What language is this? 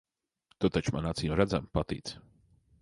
Latvian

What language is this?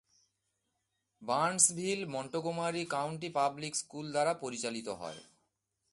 Bangla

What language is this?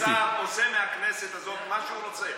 Hebrew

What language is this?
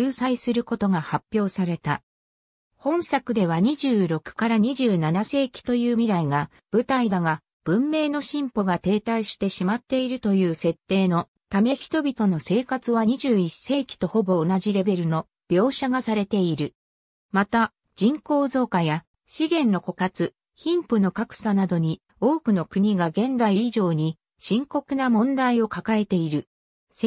Japanese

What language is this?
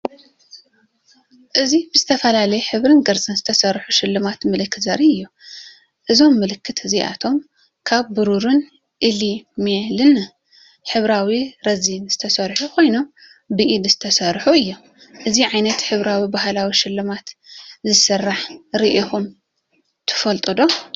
Tigrinya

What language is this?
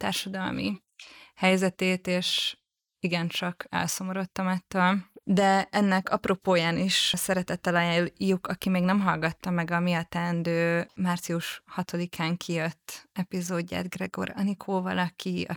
Hungarian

